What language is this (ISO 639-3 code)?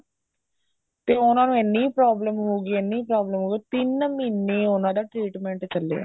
pan